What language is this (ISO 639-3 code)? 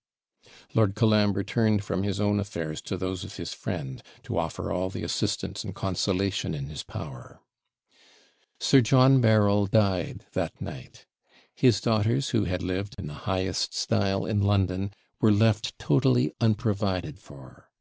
eng